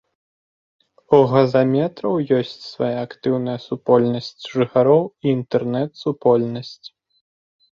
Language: Belarusian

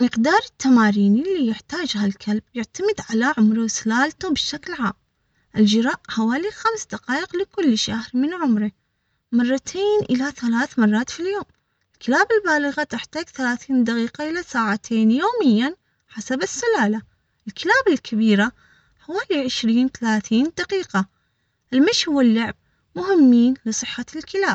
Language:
Omani Arabic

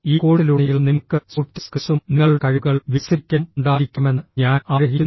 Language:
Malayalam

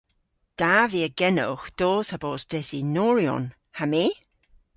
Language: Cornish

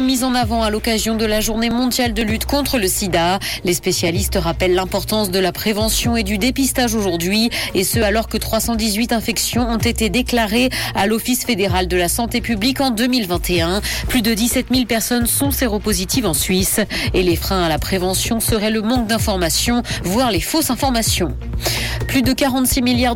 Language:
French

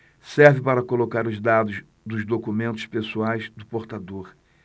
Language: Portuguese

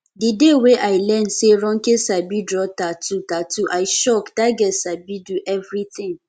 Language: Nigerian Pidgin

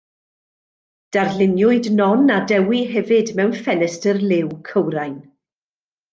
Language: Welsh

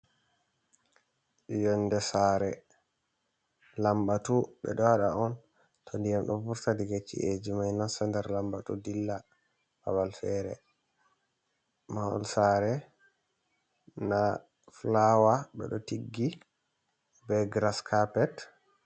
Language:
Fula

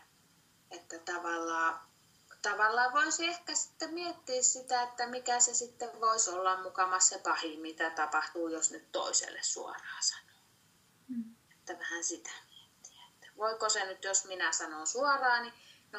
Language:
Finnish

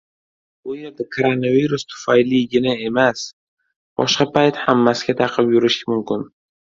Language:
Uzbek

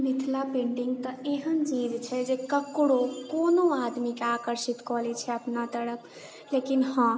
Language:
Maithili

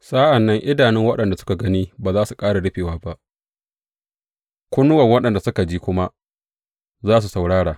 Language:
Hausa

